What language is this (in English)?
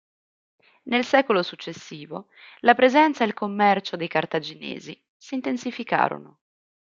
Italian